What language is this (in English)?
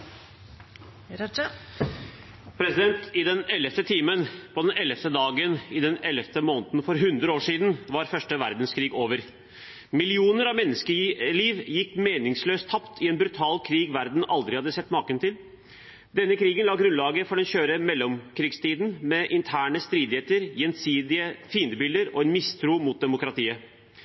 Norwegian Bokmål